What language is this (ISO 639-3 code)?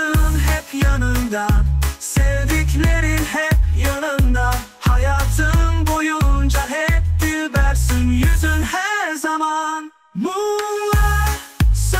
tur